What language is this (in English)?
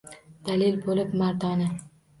Uzbek